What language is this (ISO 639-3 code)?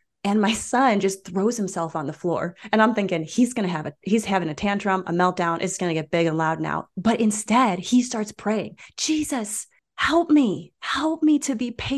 eng